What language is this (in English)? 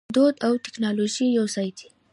Pashto